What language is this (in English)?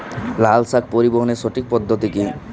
Bangla